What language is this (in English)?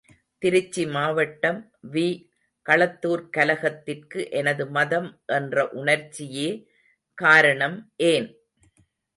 Tamil